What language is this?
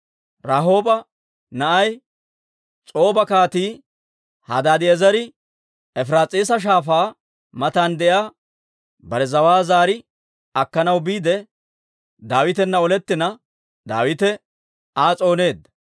Dawro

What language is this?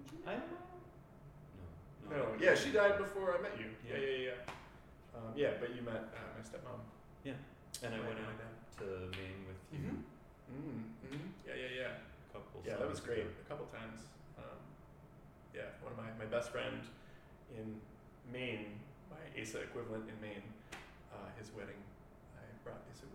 English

